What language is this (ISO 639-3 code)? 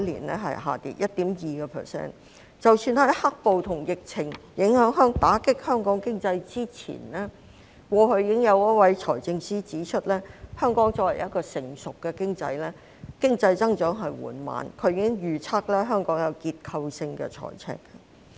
yue